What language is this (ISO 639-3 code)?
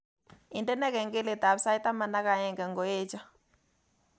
kln